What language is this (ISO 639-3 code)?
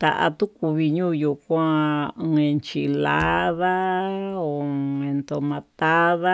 mtu